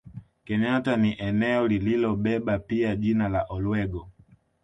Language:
Swahili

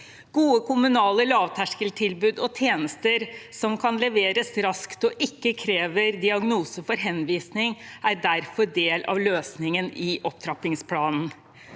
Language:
Norwegian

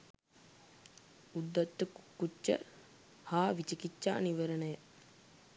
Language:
Sinhala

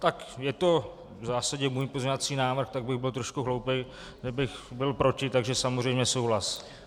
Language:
Czech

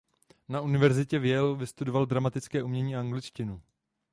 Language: Czech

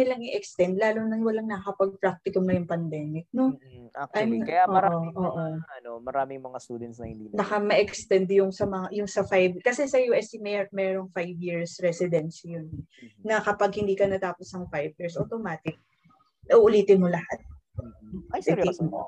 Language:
Filipino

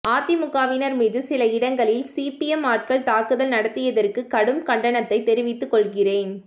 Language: Tamil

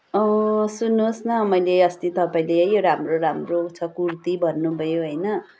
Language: Nepali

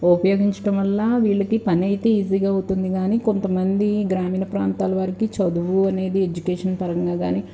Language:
Telugu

